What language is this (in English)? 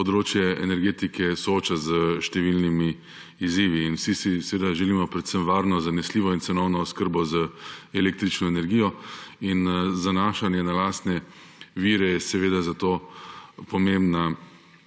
Slovenian